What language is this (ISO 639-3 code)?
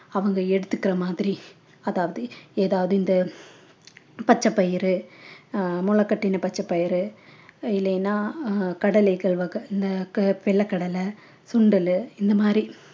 tam